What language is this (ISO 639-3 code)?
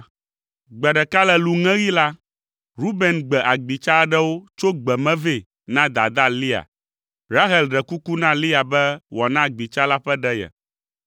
ewe